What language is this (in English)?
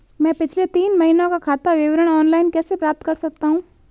Hindi